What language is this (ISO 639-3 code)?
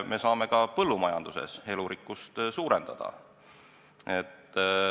est